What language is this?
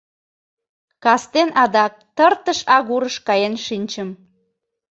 Mari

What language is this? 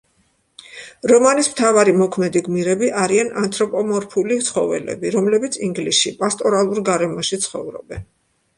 Georgian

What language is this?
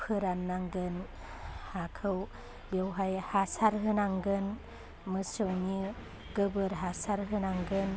Bodo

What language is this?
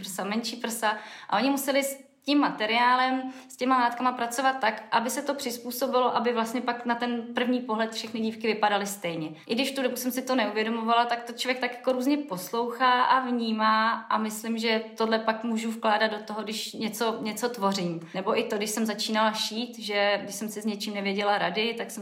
Czech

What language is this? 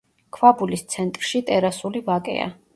Georgian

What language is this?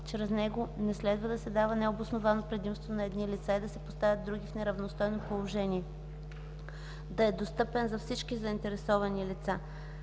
Bulgarian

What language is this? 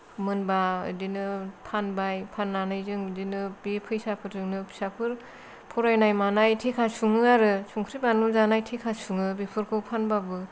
Bodo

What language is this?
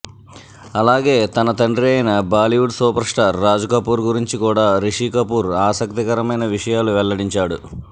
Telugu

